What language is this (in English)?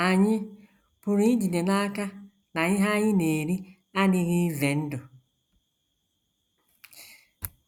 Igbo